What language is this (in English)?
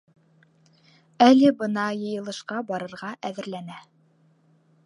Bashkir